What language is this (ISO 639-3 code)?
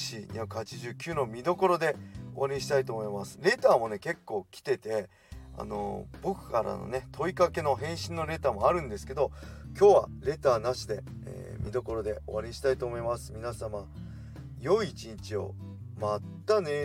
jpn